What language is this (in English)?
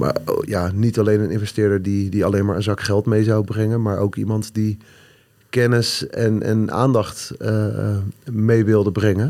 Dutch